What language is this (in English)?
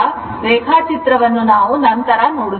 Kannada